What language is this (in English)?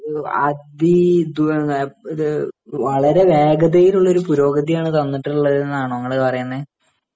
Malayalam